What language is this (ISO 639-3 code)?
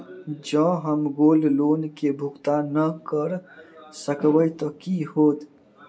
mai